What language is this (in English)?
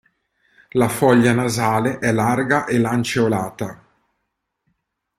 Italian